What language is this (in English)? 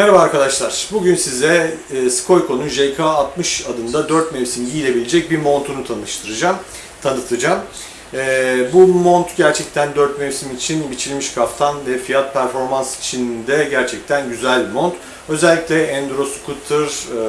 Turkish